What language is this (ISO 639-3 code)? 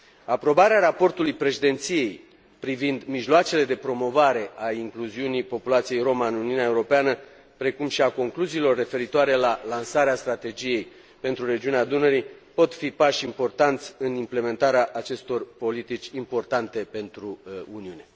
ron